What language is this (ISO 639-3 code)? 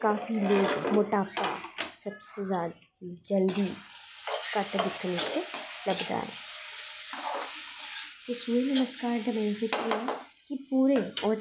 doi